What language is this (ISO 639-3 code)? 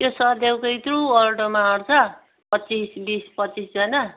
nep